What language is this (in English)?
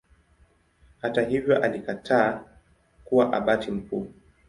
Swahili